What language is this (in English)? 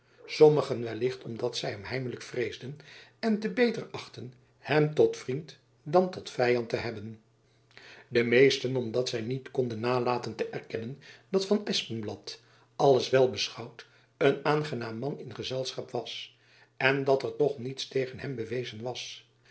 Dutch